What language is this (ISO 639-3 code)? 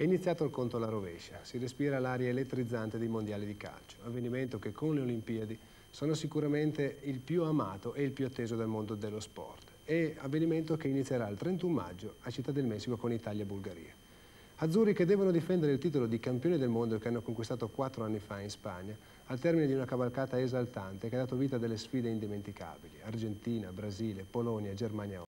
ita